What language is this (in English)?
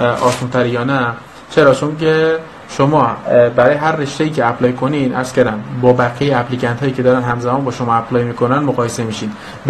Persian